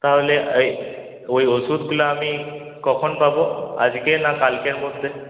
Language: Bangla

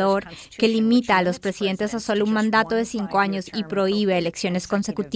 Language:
Spanish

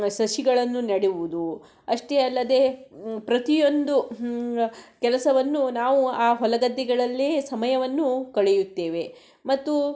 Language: Kannada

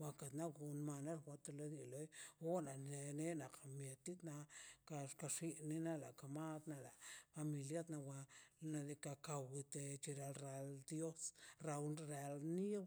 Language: Mazaltepec Zapotec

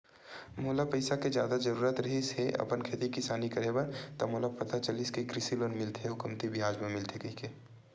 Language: Chhattisgarhi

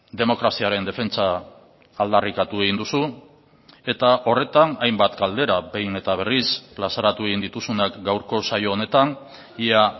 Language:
Basque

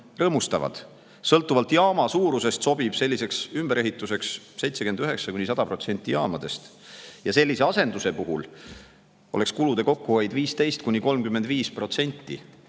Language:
Estonian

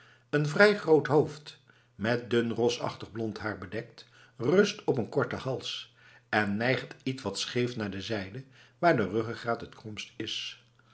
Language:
Dutch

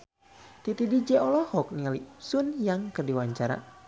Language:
Sundanese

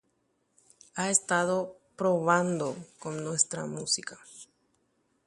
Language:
Guarani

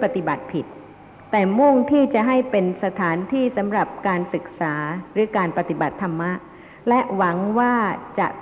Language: Thai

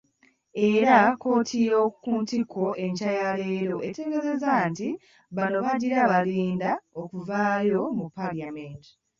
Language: Ganda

